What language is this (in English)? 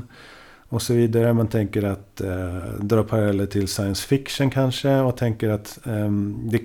Swedish